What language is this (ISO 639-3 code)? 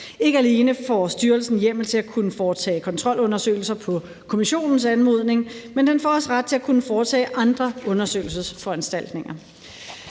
dan